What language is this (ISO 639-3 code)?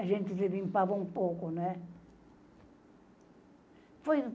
por